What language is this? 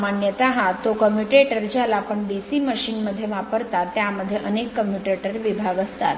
Marathi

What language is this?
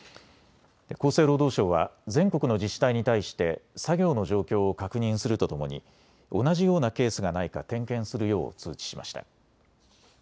Japanese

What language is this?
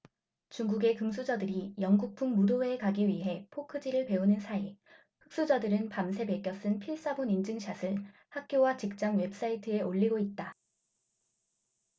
Korean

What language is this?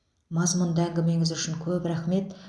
Kazakh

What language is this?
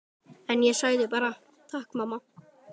Icelandic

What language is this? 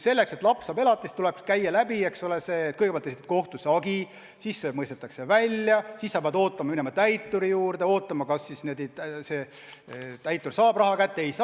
Estonian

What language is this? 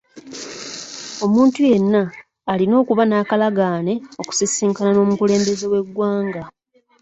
Ganda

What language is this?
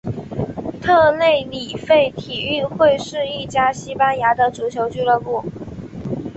Chinese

